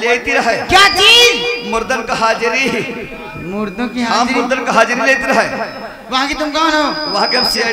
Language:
Hindi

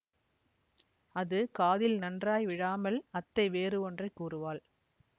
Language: Tamil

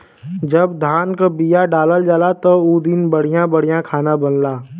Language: Bhojpuri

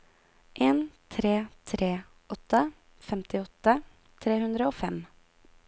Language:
Norwegian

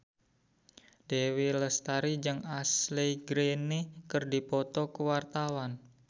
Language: Sundanese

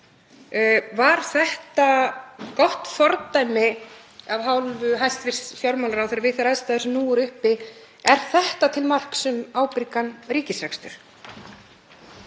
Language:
Icelandic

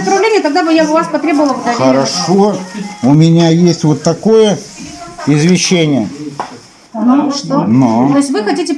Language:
Russian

